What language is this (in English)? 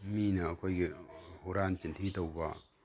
Manipuri